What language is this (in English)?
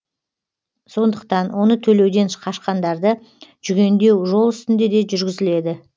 Kazakh